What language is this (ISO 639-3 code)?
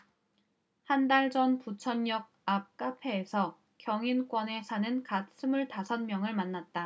kor